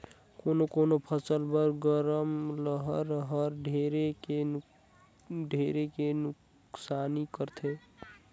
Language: Chhattisgarhi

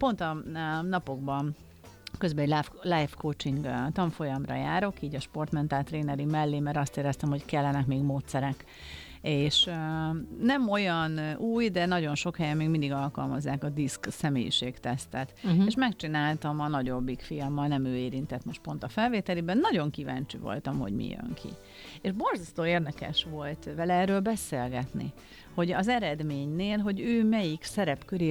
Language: Hungarian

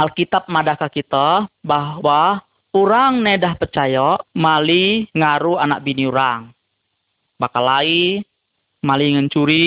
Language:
Malay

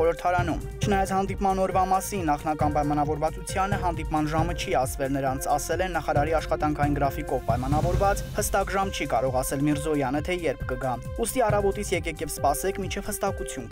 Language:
Arabic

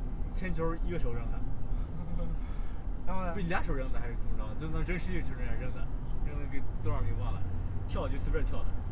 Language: Chinese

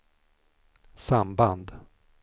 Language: Swedish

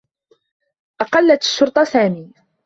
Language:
Arabic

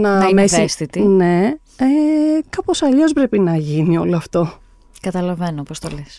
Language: Greek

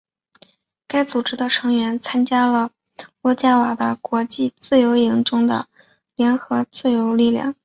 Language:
Chinese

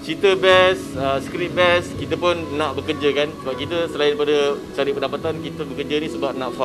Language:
Malay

